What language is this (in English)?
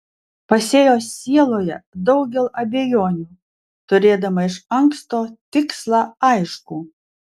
Lithuanian